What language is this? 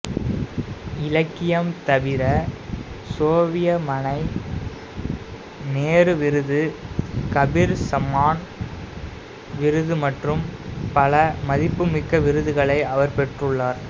Tamil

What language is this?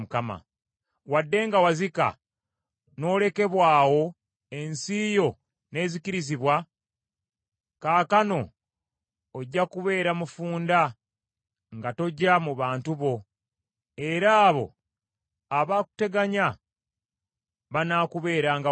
Ganda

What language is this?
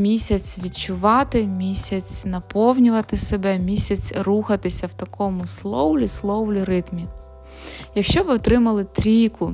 Ukrainian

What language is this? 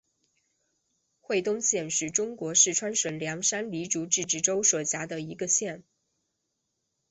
Chinese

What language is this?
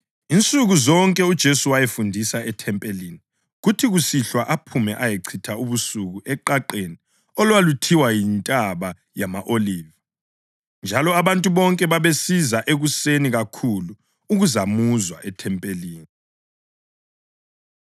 North Ndebele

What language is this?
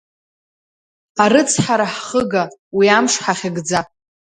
Abkhazian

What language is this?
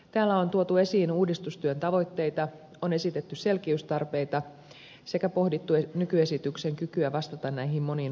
Finnish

